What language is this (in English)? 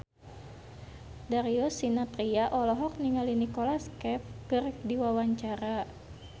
Sundanese